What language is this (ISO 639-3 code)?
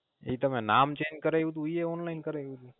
guj